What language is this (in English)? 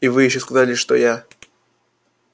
Russian